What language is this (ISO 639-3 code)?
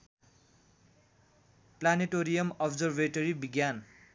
nep